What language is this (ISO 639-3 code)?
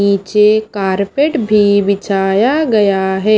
hin